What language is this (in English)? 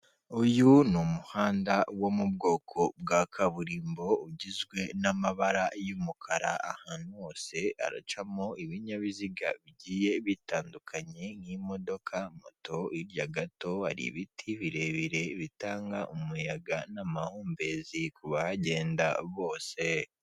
Kinyarwanda